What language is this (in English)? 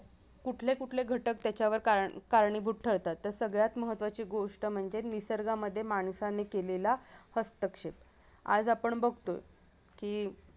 Marathi